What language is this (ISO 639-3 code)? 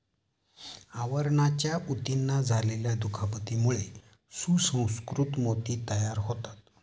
mar